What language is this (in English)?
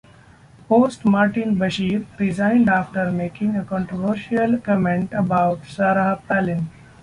English